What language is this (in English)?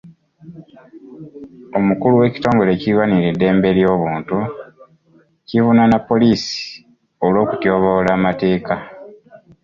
Ganda